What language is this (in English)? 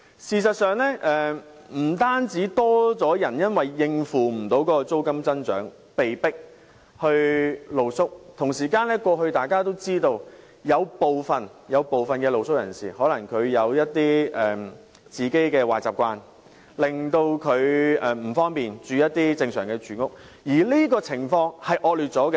Cantonese